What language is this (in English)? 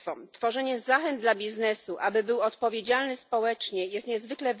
Polish